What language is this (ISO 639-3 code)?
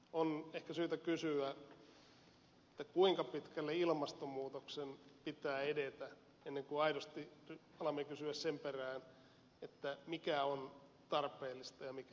fin